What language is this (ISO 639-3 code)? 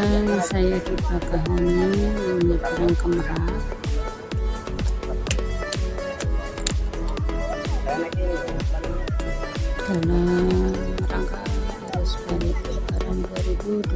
ind